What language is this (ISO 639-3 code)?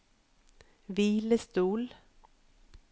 nor